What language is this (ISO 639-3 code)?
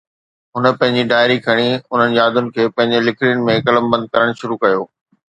snd